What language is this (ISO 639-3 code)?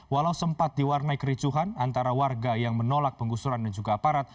ind